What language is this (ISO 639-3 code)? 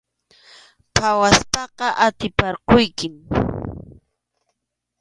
qxu